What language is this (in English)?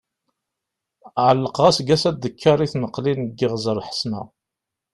Kabyle